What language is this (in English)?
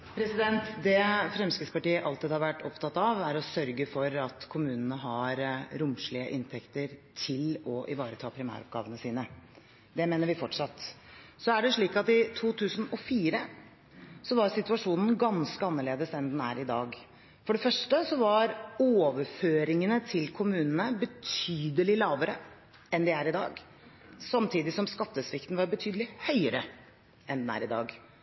Norwegian Bokmål